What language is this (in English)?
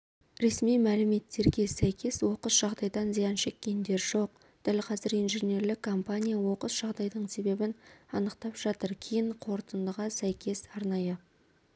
Kazakh